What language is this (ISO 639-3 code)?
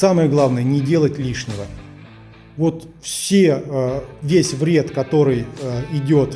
rus